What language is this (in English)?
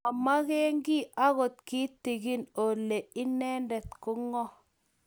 Kalenjin